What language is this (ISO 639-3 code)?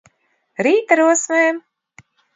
lav